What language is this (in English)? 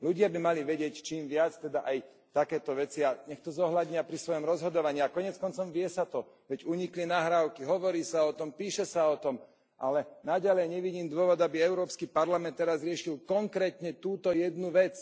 Slovak